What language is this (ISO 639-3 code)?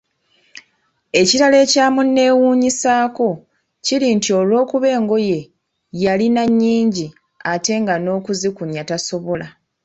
lug